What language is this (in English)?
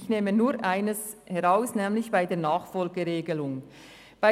Swiss German